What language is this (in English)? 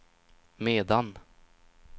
Swedish